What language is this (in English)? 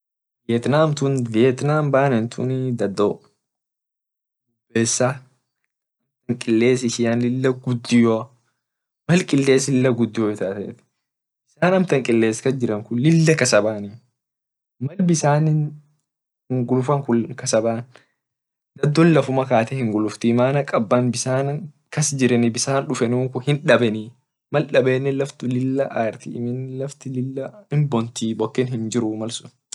Orma